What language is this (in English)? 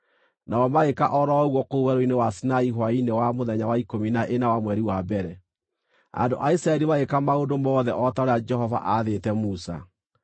Kikuyu